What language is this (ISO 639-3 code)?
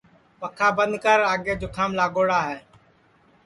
ssi